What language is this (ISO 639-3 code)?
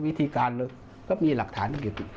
tha